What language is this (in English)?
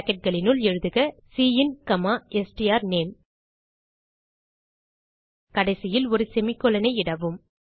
Tamil